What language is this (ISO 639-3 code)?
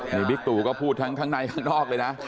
tha